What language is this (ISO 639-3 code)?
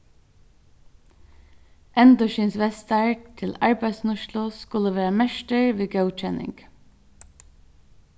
fao